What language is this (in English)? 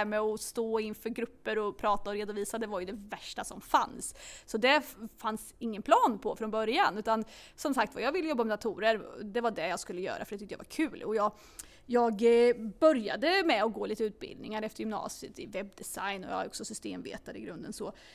Swedish